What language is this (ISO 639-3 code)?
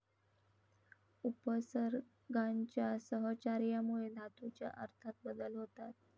mar